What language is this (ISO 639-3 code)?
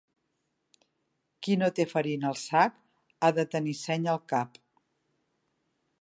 cat